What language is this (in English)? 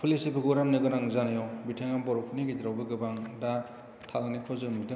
Bodo